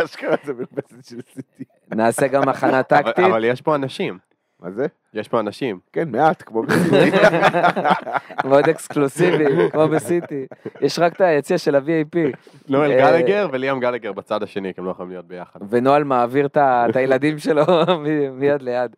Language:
Hebrew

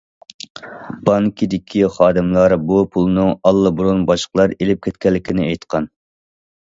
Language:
Uyghur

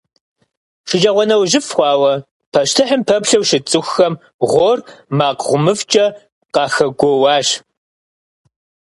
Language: Kabardian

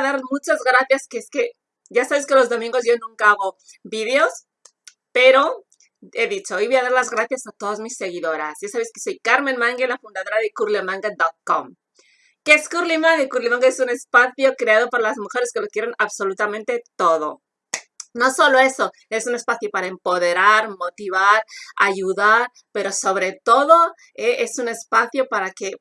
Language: Spanish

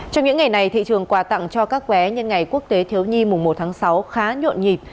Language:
Vietnamese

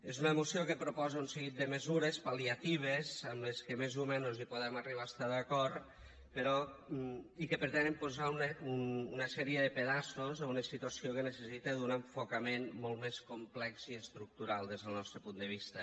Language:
Catalan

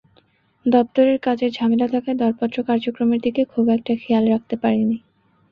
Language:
Bangla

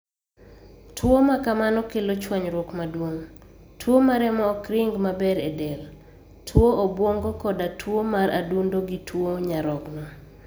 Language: Luo (Kenya and Tanzania)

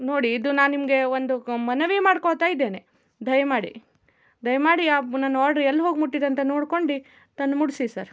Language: Kannada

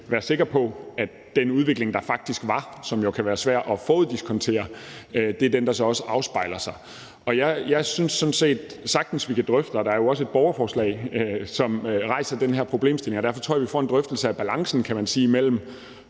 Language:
Danish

